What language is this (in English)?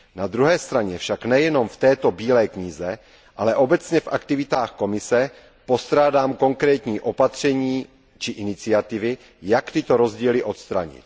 Czech